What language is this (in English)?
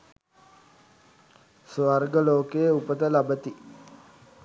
Sinhala